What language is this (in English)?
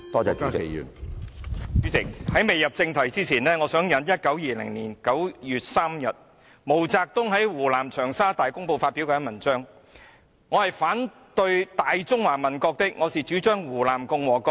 Cantonese